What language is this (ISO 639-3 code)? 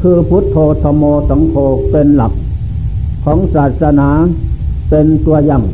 tha